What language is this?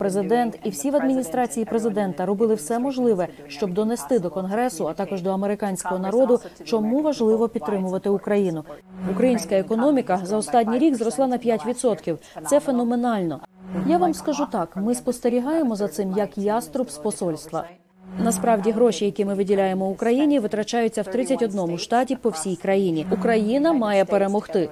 Ukrainian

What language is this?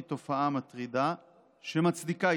Hebrew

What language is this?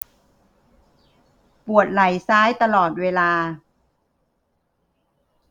Thai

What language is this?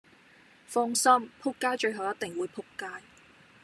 Cantonese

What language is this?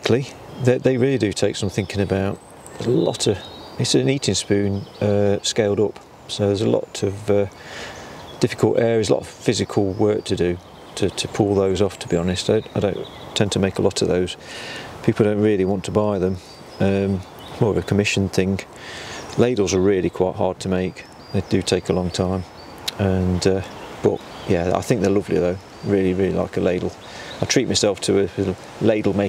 English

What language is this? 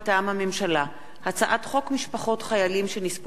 Hebrew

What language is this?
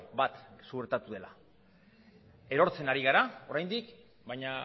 Basque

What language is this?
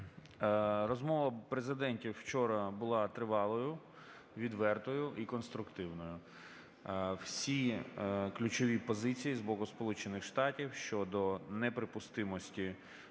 Ukrainian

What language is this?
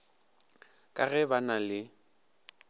Northern Sotho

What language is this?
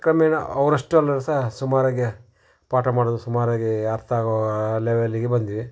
Kannada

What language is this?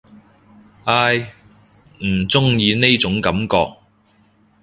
Cantonese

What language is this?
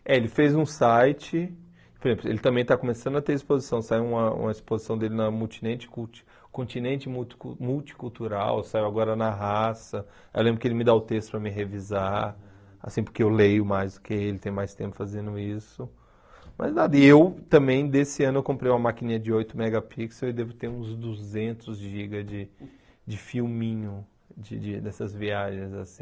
Portuguese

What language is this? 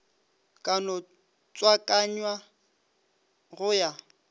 Northern Sotho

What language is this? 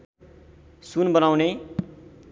Nepali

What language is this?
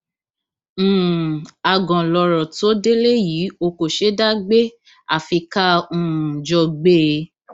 Yoruba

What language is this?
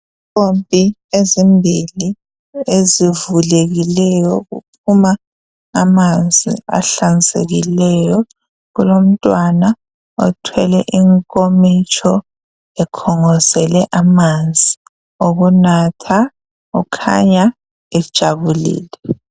North Ndebele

